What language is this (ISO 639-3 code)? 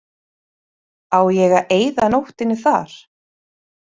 isl